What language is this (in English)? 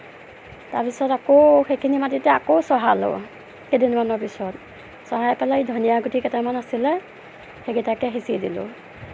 Assamese